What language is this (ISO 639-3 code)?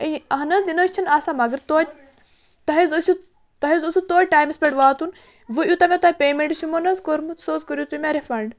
kas